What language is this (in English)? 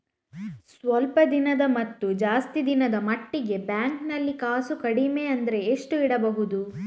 Kannada